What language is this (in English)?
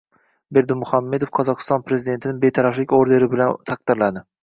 Uzbek